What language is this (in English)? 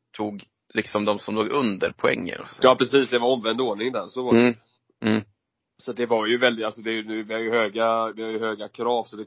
Swedish